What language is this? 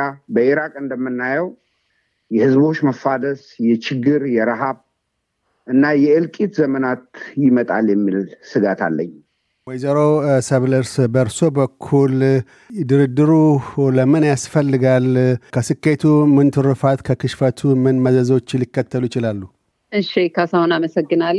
Amharic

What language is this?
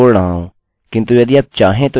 Hindi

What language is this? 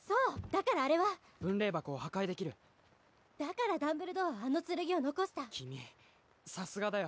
Japanese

